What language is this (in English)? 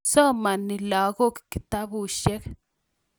Kalenjin